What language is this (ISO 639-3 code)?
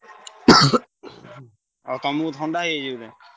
ori